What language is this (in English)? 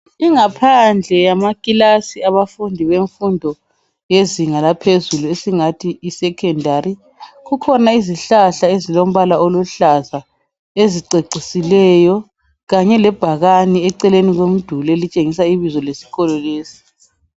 North Ndebele